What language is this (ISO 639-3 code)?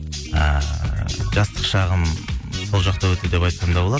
kaz